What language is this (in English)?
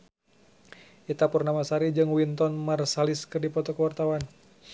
Sundanese